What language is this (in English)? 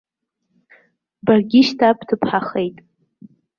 Abkhazian